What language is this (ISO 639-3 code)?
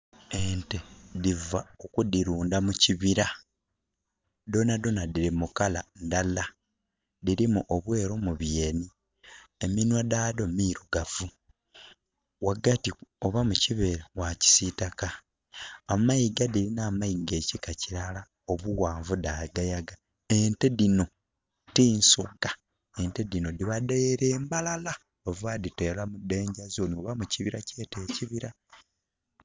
xog